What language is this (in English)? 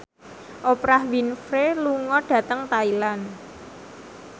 Javanese